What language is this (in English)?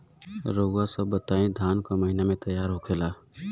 Bhojpuri